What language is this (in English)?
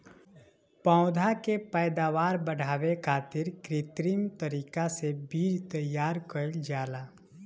Bhojpuri